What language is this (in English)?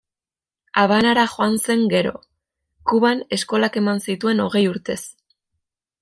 Basque